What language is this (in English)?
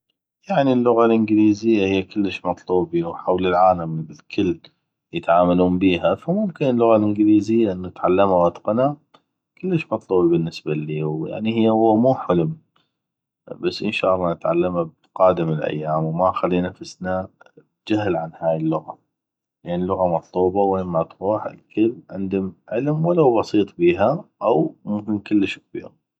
North Mesopotamian Arabic